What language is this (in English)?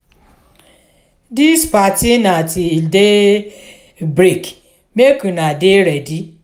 Nigerian Pidgin